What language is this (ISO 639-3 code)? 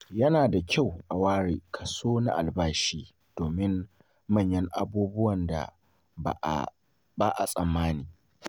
hau